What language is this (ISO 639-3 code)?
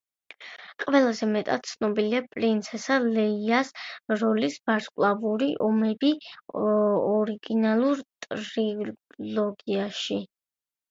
kat